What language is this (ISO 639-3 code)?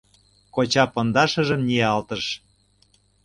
chm